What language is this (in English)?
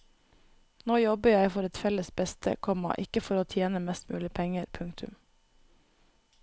Norwegian